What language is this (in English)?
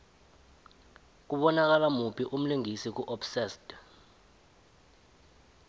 South Ndebele